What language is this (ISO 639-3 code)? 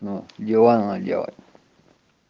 rus